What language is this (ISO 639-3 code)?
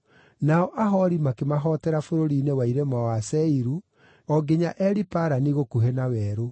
kik